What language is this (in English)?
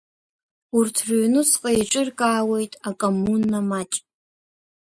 Abkhazian